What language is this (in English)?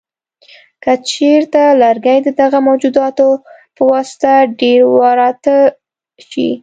Pashto